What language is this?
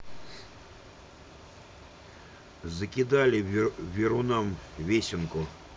Russian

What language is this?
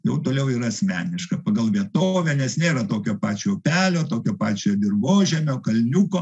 Lithuanian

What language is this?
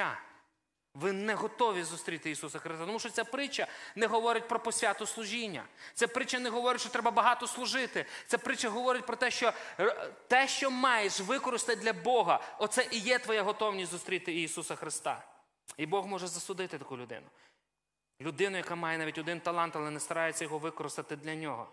Ukrainian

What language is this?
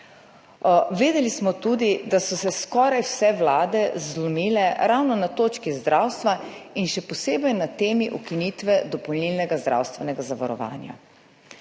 Slovenian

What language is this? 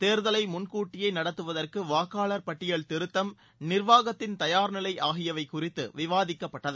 Tamil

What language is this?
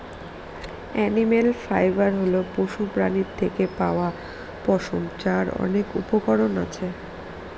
Bangla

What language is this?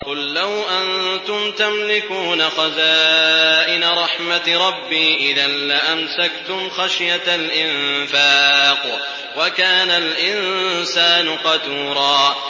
Arabic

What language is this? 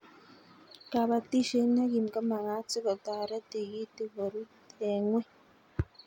Kalenjin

